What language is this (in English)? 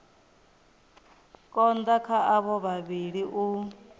Venda